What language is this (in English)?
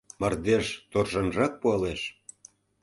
Mari